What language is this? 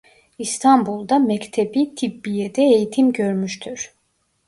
Turkish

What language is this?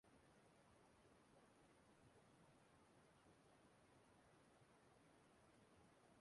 Igbo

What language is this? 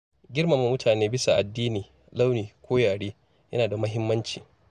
Hausa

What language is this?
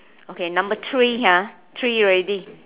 English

